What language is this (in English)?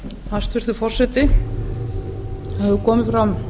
Icelandic